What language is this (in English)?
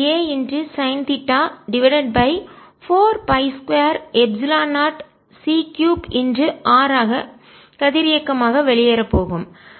Tamil